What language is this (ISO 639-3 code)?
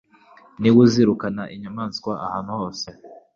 kin